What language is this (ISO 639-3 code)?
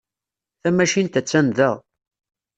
kab